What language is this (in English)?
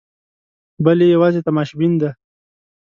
Pashto